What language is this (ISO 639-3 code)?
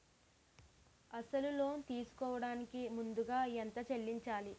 tel